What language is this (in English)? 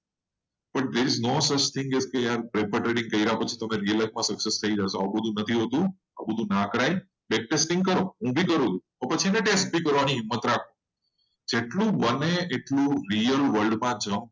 Gujarati